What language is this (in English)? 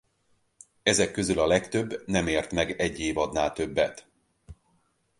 Hungarian